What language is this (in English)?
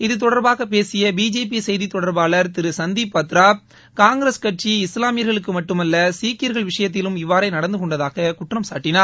Tamil